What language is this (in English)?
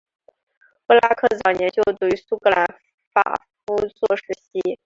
Chinese